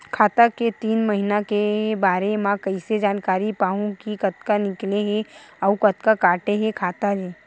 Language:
Chhattisgarhi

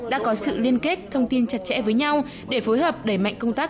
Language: Vietnamese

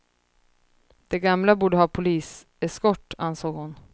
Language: Swedish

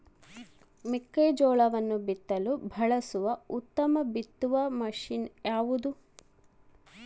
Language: Kannada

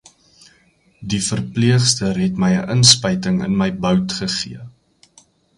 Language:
Afrikaans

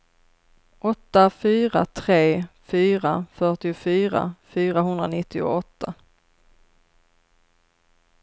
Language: Swedish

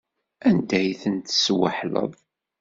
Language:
Kabyle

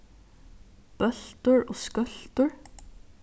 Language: Faroese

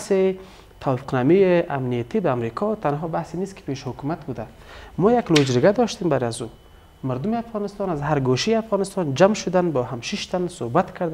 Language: Persian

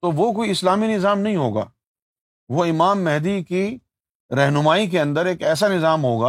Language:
Urdu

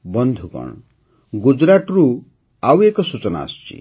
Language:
Odia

